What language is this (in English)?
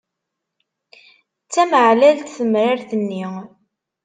Kabyle